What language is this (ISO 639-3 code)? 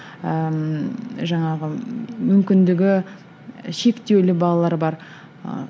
kaz